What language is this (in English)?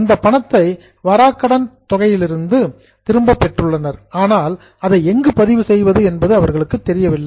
Tamil